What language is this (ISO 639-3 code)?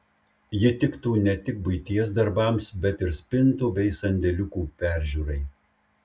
lit